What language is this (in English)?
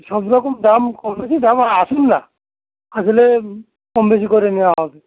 Bangla